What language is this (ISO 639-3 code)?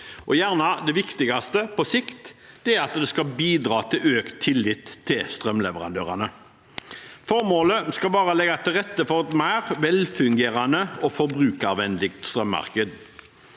nor